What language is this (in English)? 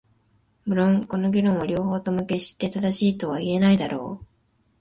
Japanese